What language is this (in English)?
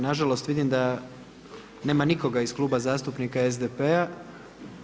Croatian